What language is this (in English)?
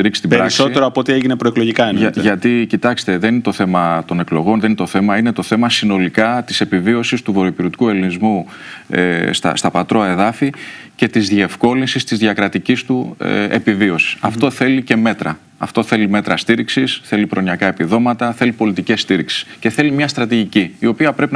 Greek